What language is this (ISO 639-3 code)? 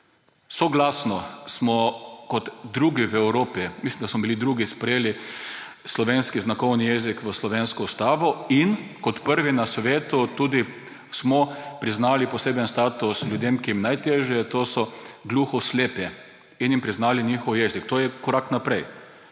slv